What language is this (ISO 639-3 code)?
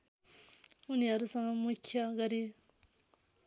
nep